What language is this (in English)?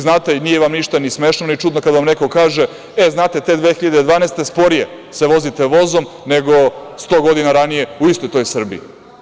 Serbian